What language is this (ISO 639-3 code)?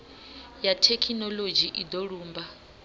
ven